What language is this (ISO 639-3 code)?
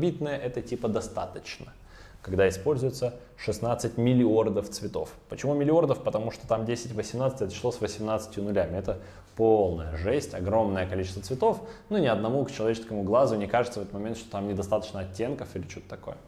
rus